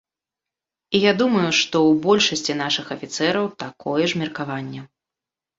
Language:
Belarusian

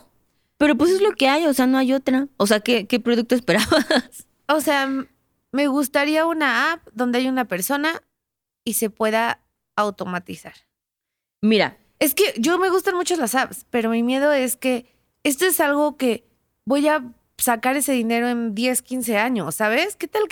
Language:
Spanish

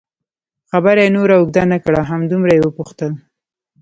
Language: Pashto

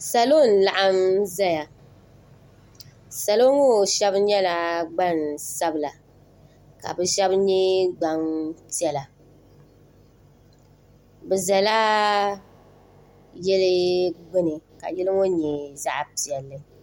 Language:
Dagbani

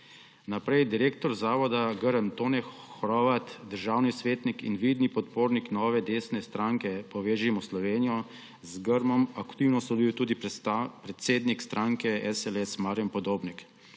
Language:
Slovenian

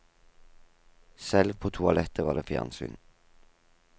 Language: Norwegian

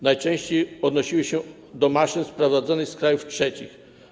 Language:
Polish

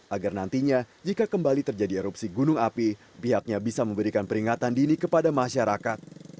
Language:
Indonesian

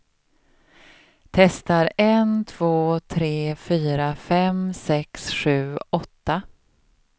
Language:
Swedish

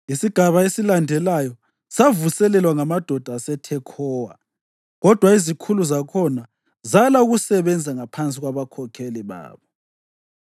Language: North Ndebele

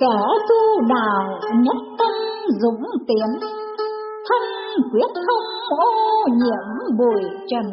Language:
Vietnamese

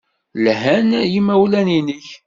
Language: Kabyle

